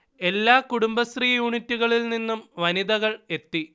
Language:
Malayalam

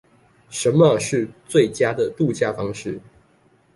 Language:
Chinese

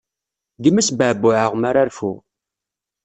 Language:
Kabyle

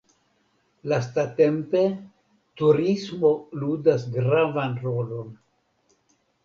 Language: Esperanto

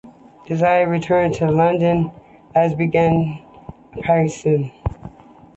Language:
English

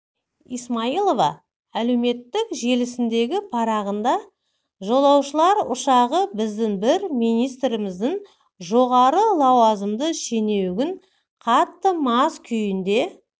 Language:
Kazakh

